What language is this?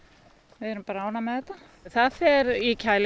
Icelandic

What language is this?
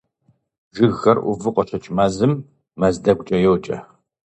Kabardian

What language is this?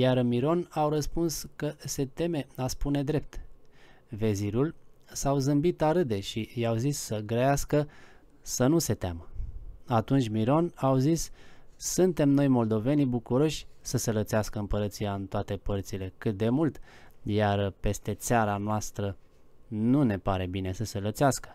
Romanian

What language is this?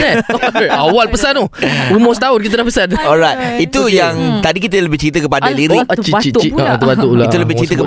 Malay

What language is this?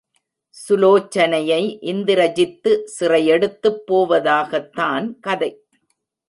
Tamil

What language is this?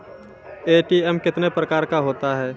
Maithili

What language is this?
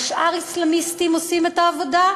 Hebrew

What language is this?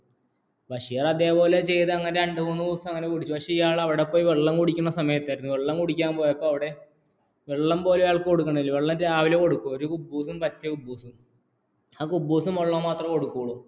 Malayalam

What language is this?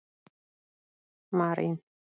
Icelandic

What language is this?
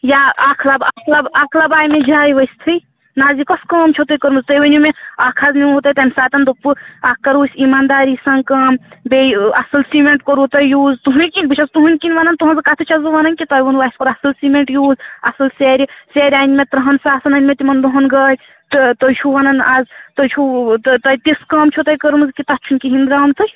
Kashmiri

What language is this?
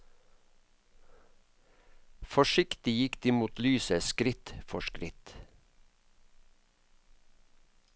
Norwegian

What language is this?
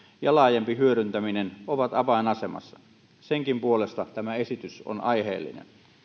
Finnish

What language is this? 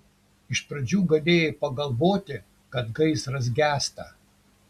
Lithuanian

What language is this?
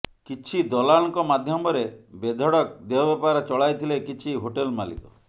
Odia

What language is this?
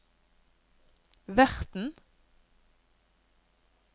Norwegian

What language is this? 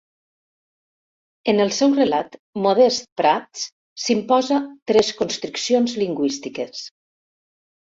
Catalan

